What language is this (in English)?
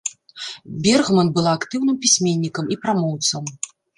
Belarusian